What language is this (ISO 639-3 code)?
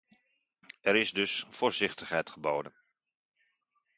nld